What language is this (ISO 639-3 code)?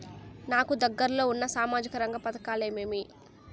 tel